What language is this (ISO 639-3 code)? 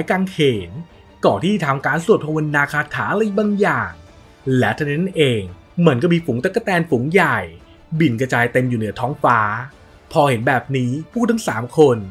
tha